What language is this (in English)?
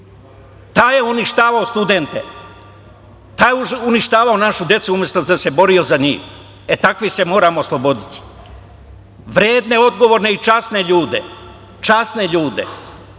Serbian